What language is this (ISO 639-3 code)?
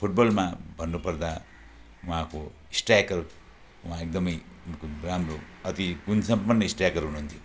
nep